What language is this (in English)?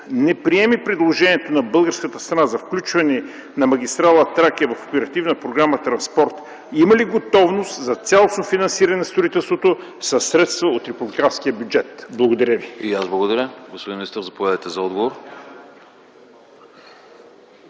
Bulgarian